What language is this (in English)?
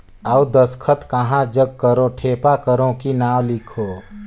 Chhattisgarhi